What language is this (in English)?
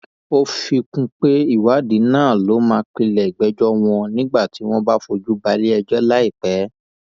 Yoruba